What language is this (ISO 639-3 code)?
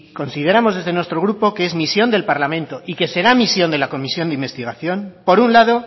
spa